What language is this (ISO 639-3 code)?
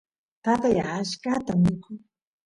qus